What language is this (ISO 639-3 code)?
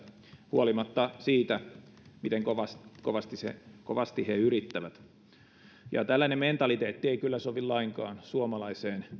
fin